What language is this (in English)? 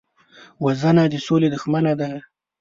Pashto